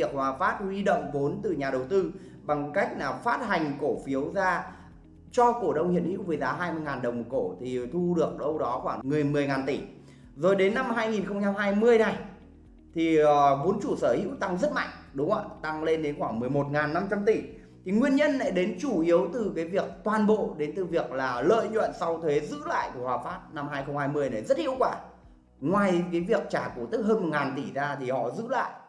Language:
Vietnamese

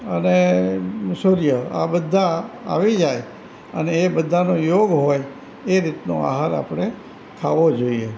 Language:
Gujarati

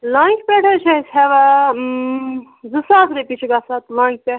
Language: Kashmiri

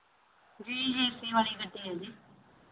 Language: Punjabi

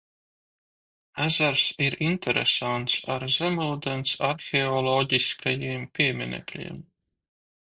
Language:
Latvian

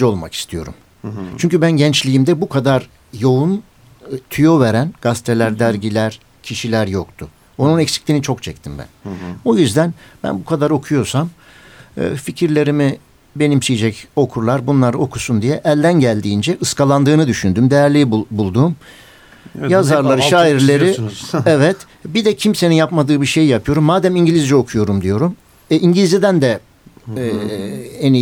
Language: Turkish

